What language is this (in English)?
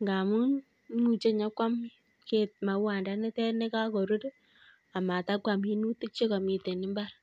Kalenjin